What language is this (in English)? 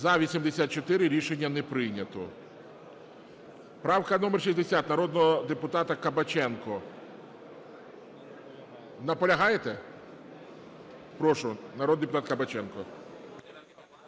Ukrainian